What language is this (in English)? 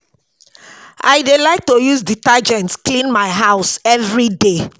Nigerian Pidgin